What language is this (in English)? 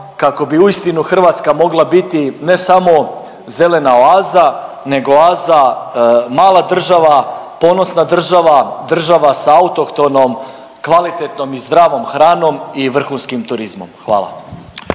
Croatian